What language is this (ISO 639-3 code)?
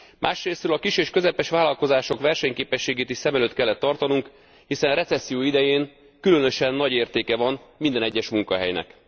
hun